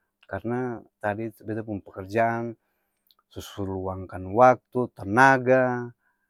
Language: Ambonese Malay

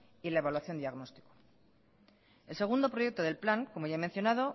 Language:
Spanish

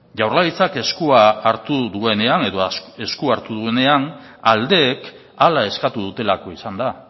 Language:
Basque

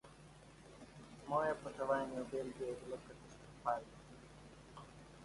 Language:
Slovenian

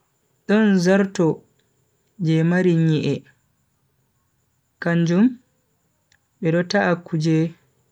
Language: Bagirmi Fulfulde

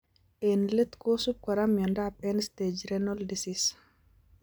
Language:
Kalenjin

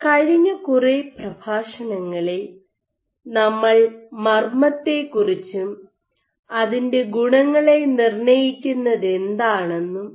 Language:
Malayalam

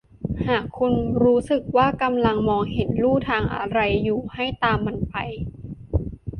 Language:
Thai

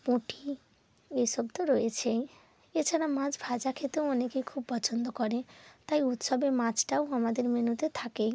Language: Bangla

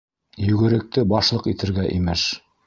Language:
Bashkir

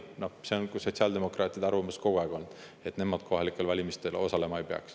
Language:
Estonian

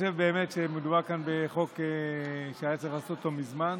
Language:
Hebrew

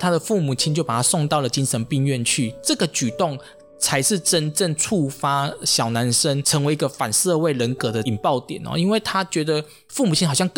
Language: Chinese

